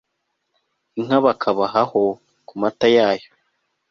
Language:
Kinyarwanda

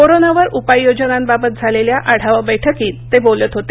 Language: Marathi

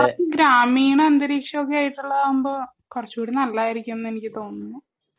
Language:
Malayalam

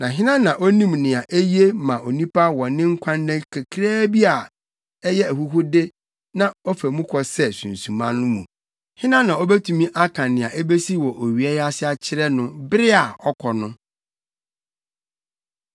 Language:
Akan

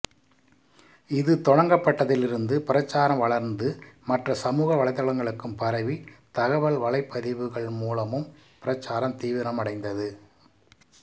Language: Tamil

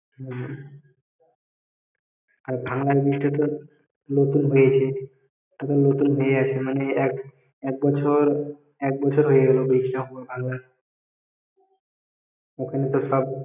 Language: Bangla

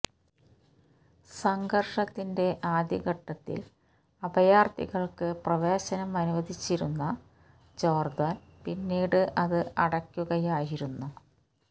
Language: Malayalam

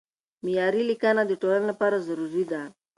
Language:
Pashto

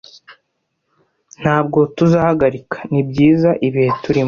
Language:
Kinyarwanda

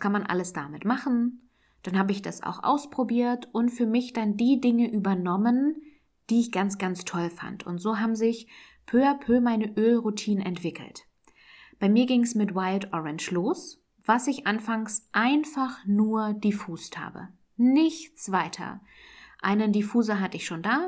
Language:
German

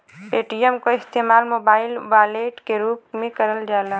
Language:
Bhojpuri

